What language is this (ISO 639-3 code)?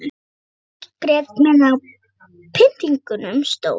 isl